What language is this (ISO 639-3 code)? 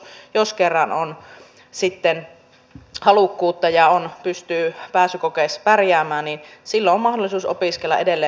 fin